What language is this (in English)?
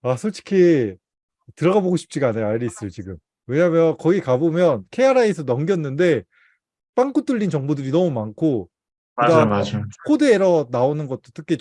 Korean